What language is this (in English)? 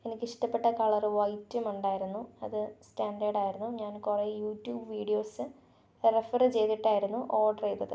Malayalam